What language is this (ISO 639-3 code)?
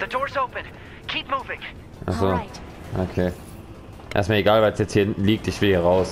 deu